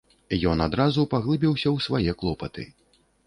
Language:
Belarusian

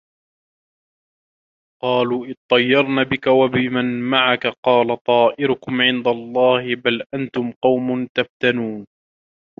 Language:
Arabic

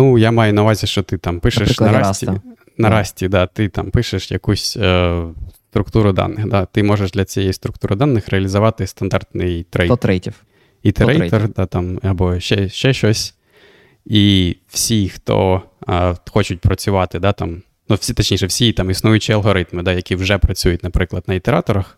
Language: Ukrainian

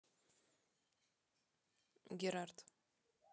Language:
Russian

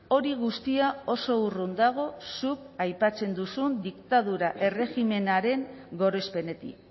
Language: Basque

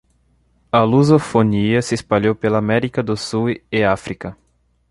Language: Portuguese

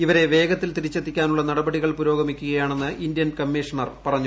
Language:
Malayalam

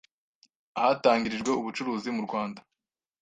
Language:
Kinyarwanda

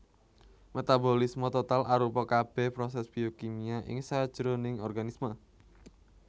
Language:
Javanese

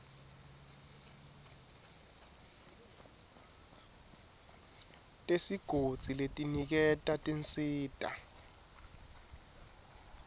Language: Swati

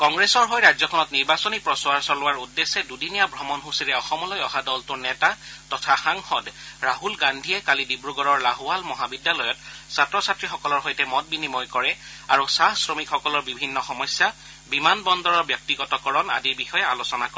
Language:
Assamese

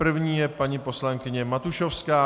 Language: Czech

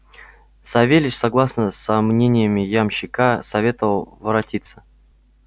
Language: Russian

